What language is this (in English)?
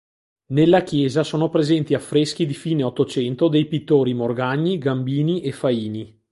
Italian